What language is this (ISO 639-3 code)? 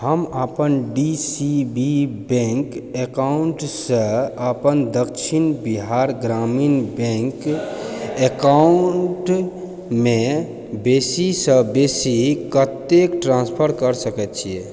mai